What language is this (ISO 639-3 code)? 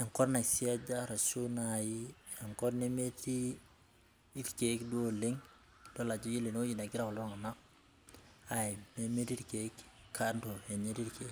mas